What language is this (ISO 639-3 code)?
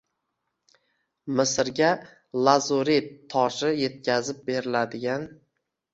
uzb